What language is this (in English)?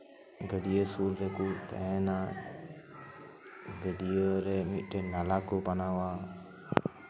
Santali